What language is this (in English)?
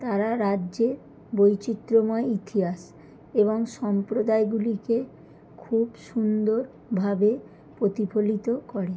Bangla